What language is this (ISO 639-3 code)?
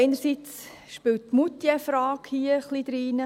gsw